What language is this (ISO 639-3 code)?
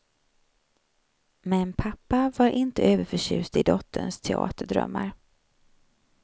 swe